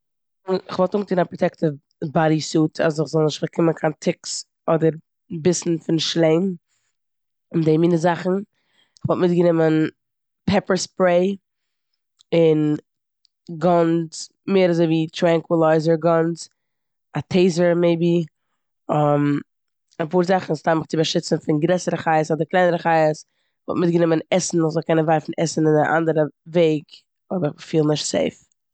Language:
Yiddish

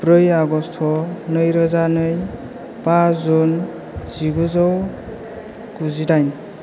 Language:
Bodo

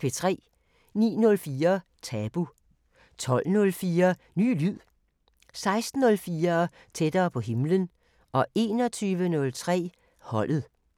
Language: Danish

